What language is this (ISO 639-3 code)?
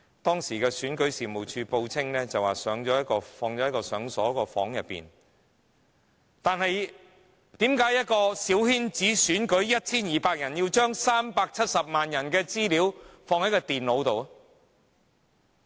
yue